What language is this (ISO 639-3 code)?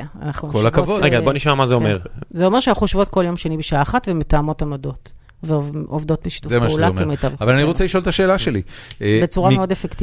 heb